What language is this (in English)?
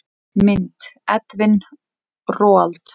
Icelandic